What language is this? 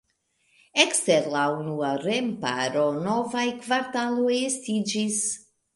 Esperanto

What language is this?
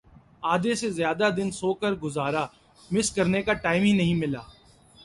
Urdu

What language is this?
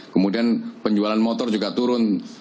Indonesian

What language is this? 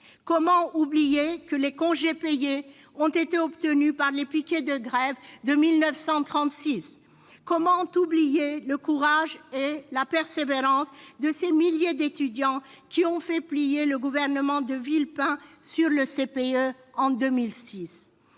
French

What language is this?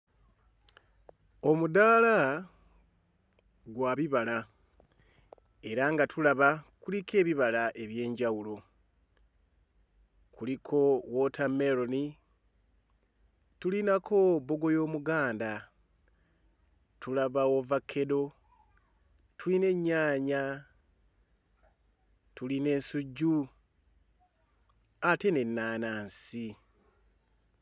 Ganda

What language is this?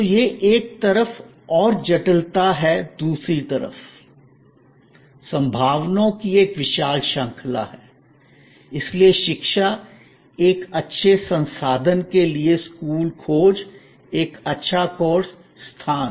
Hindi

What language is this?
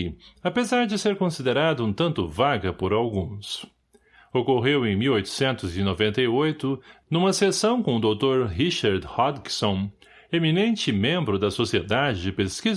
Portuguese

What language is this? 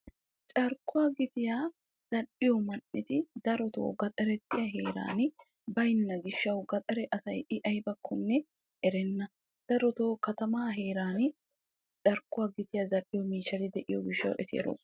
Wolaytta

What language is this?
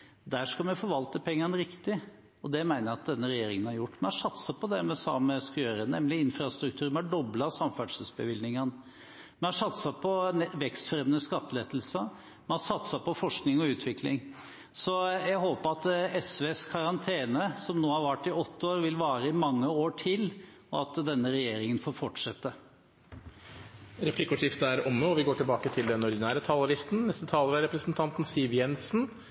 Norwegian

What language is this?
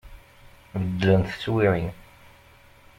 Kabyle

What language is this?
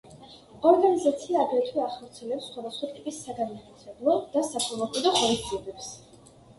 Georgian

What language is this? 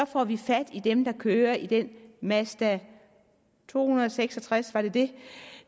Danish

